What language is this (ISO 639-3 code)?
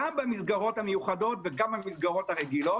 heb